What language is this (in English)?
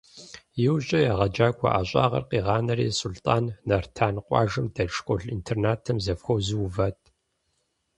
Kabardian